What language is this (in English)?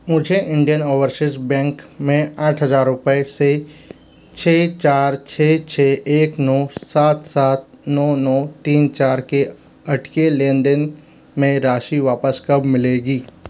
Hindi